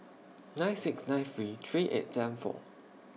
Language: English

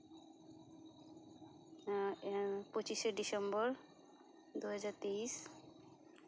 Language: Santali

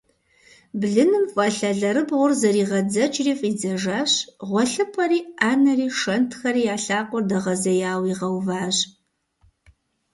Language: Kabardian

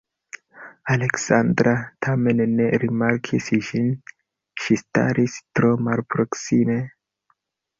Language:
Esperanto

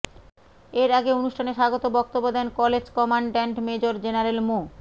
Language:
Bangla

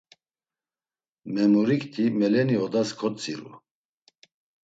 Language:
Laz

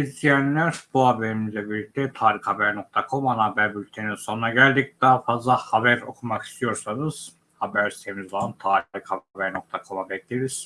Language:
Turkish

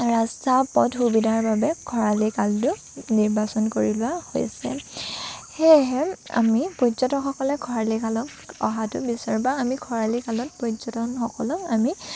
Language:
Assamese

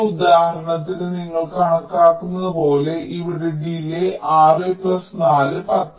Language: Malayalam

